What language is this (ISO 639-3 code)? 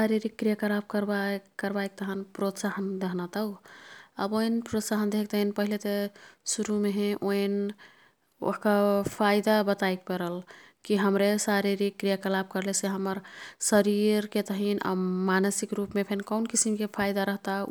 tkt